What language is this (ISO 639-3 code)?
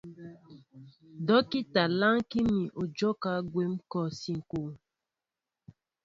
mbo